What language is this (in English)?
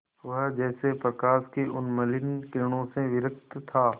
Hindi